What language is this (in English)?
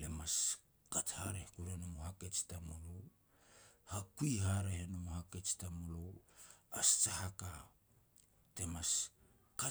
Petats